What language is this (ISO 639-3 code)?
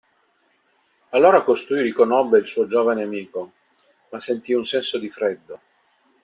ita